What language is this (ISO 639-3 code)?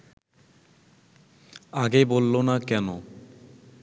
ben